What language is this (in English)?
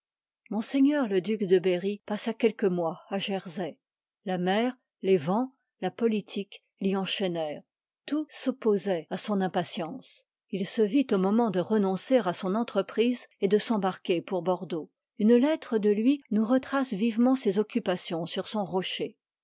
French